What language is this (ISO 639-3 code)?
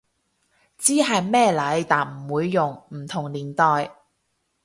yue